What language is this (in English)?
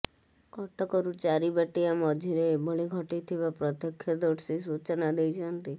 Odia